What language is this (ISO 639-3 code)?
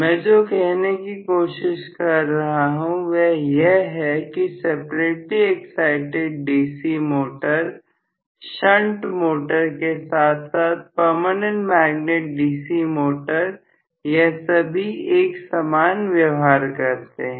hin